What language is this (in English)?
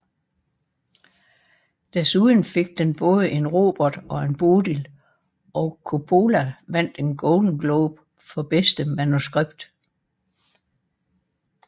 Danish